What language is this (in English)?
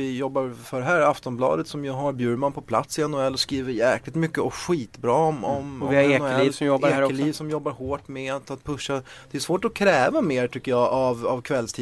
Swedish